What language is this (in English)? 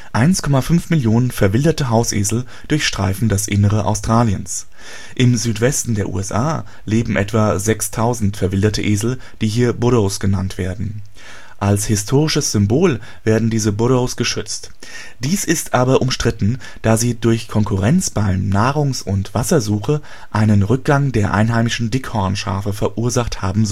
German